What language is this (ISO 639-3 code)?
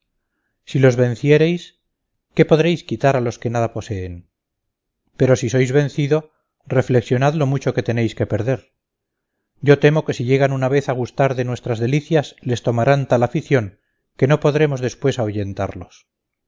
spa